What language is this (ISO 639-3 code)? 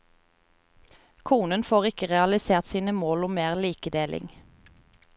nor